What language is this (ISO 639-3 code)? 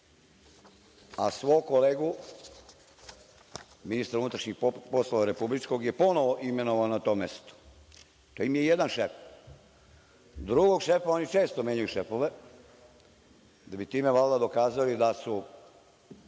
srp